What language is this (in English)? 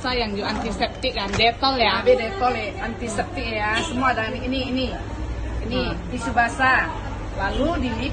Indonesian